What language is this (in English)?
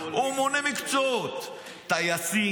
Hebrew